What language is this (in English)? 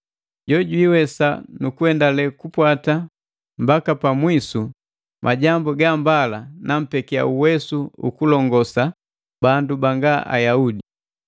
Matengo